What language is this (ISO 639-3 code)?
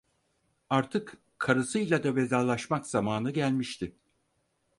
tur